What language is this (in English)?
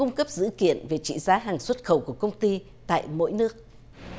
Vietnamese